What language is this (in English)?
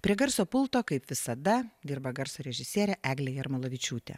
Lithuanian